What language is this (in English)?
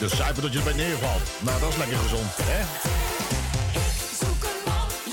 Dutch